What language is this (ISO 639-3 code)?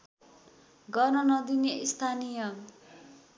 nep